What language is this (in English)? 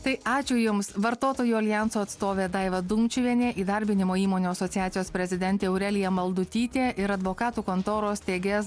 Lithuanian